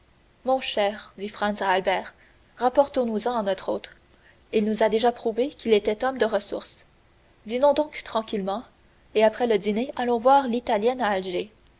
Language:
French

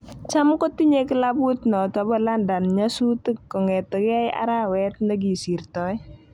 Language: Kalenjin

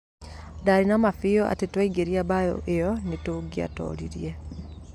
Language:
Kikuyu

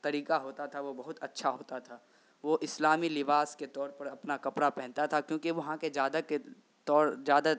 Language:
Urdu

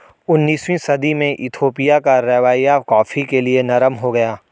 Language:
Hindi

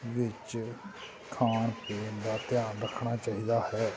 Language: Punjabi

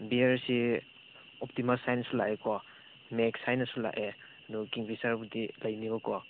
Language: Manipuri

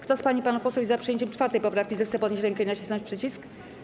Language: Polish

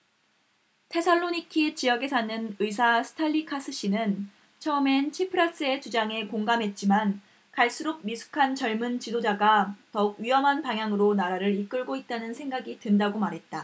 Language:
Korean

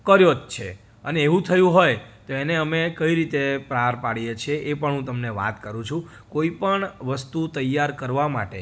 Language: Gujarati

